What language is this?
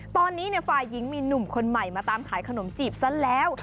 Thai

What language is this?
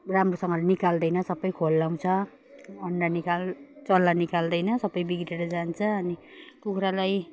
Nepali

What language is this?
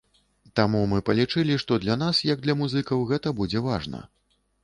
Belarusian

